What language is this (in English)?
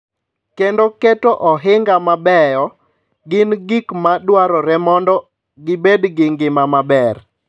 Luo (Kenya and Tanzania)